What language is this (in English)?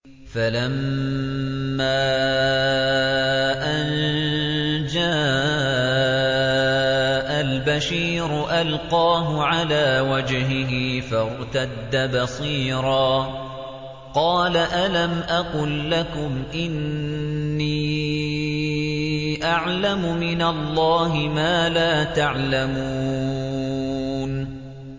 Arabic